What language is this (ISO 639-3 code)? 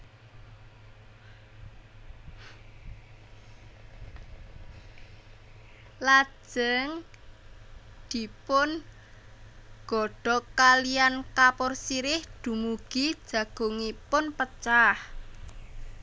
jav